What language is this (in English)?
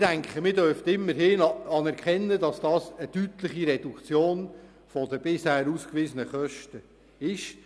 Swiss German